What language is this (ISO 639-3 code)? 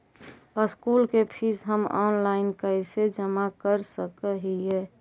mag